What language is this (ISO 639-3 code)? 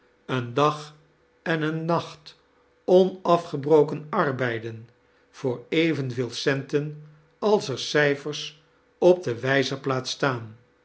nld